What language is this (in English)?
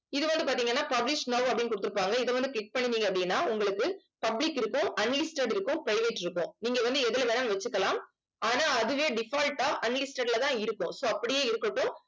Tamil